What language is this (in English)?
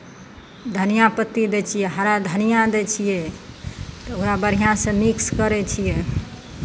Maithili